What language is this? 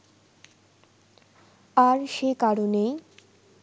Bangla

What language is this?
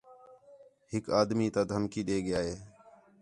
Khetrani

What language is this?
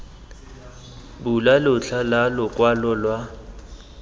Tswana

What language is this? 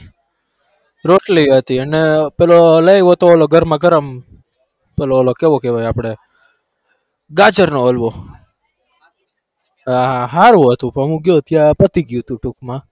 Gujarati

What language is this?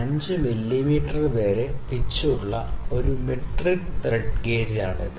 Malayalam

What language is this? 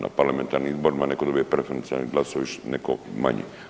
Croatian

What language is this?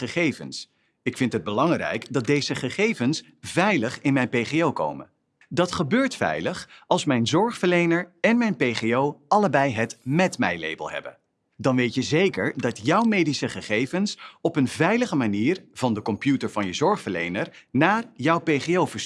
Dutch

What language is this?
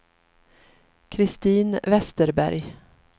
Swedish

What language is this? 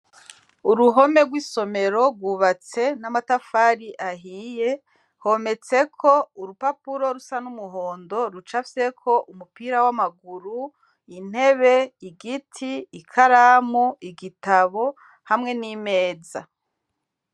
Rundi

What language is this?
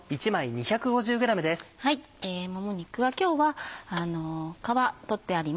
Japanese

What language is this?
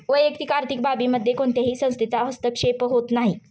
Marathi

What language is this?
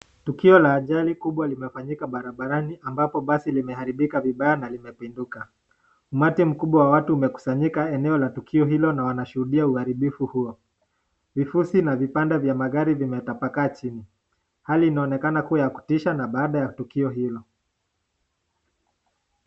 Swahili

